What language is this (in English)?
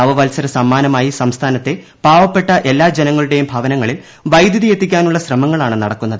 Malayalam